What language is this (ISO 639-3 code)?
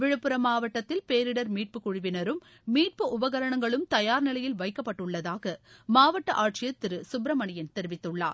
tam